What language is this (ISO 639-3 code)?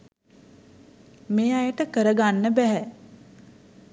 sin